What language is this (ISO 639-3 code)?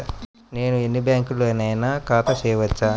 tel